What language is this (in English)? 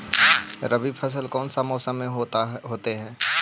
Magahi